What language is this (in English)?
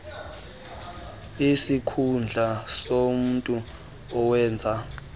Xhosa